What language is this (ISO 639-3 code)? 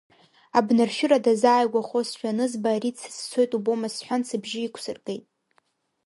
abk